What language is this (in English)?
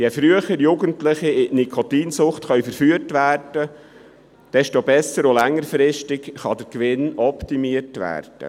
Swiss German